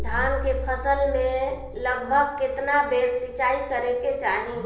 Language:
Bhojpuri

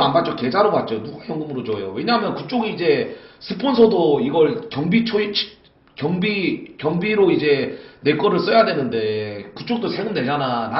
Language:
Korean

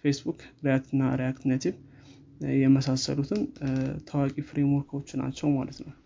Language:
Amharic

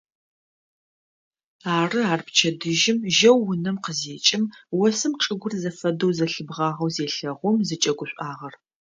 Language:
Adyghe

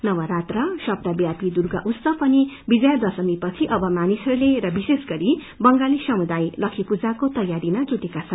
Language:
Nepali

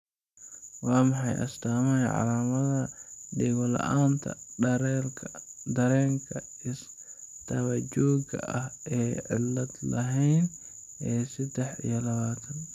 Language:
Somali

